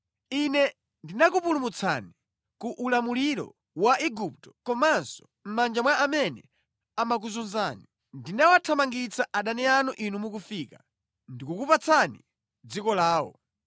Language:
Nyanja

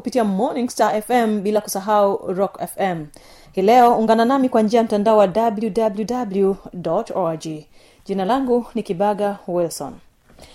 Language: Swahili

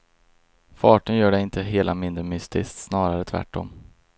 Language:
Swedish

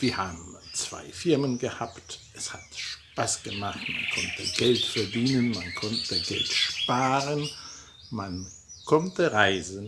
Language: German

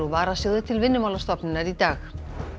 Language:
Icelandic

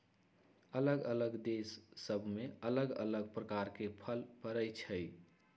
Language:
Magahi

